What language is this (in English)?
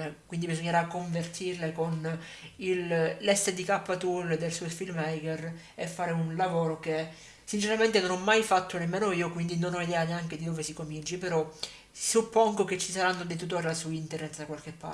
Italian